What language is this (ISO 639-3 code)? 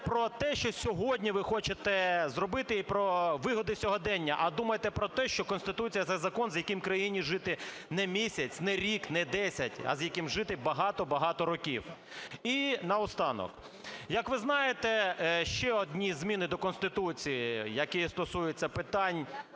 ukr